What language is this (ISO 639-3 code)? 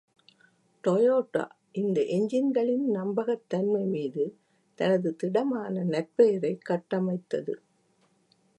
tam